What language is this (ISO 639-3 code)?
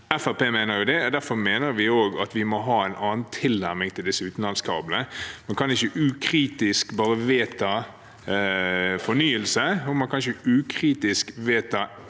nor